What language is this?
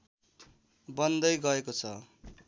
Nepali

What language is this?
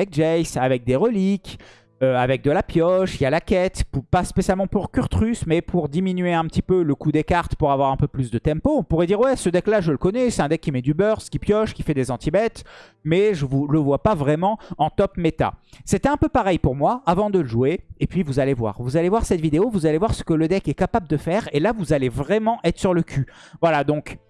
French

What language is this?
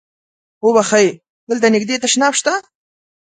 Pashto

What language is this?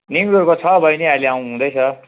Nepali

